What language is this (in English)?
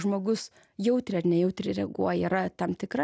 Lithuanian